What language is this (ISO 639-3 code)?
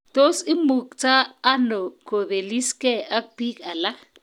kln